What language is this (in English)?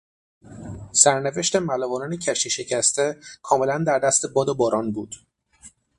Persian